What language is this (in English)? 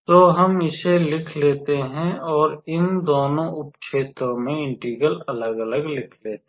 Hindi